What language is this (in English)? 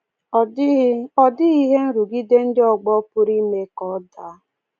Igbo